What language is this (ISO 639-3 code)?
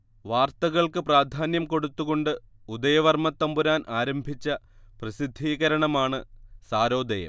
mal